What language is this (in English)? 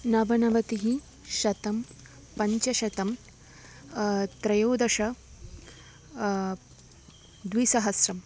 Sanskrit